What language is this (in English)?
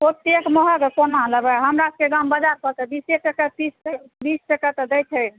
Maithili